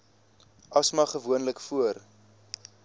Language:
Afrikaans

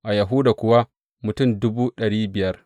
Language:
Hausa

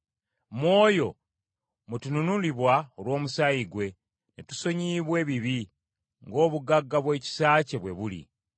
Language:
Ganda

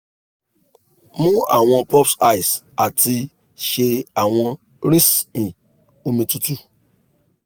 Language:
Yoruba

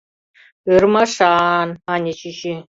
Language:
Mari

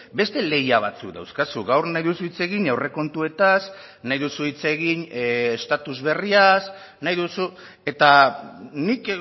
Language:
Basque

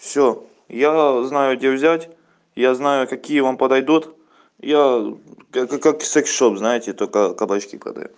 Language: Russian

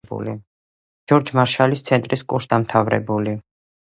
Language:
Georgian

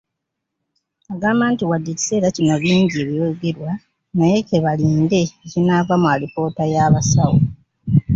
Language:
Ganda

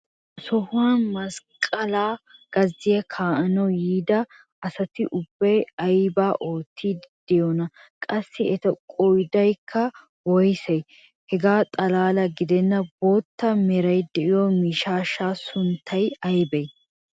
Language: Wolaytta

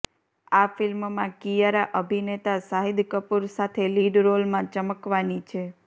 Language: Gujarati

